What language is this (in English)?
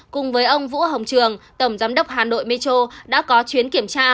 Vietnamese